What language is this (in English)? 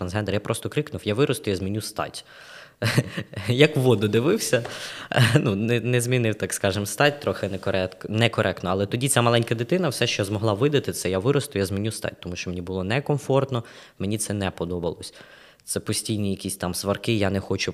Ukrainian